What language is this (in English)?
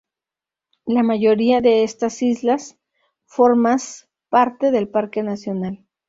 Spanish